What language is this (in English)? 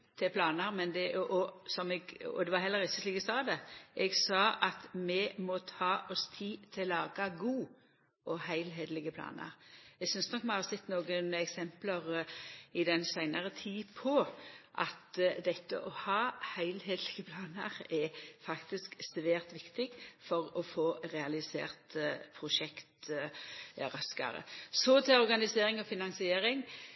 Norwegian Nynorsk